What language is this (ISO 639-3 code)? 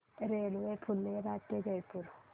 mar